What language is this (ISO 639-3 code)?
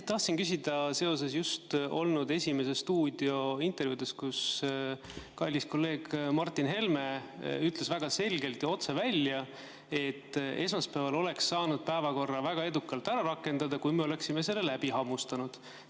est